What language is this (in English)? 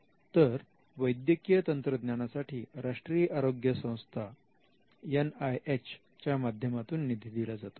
Marathi